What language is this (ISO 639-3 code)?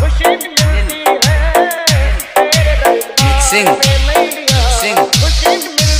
ara